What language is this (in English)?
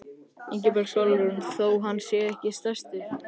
Icelandic